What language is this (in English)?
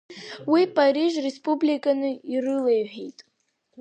Abkhazian